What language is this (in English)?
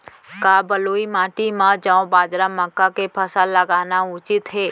Chhattisgarhi